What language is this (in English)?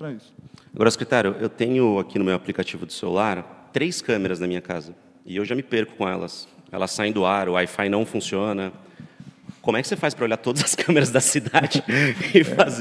Portuguese